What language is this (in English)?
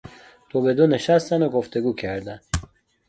Persian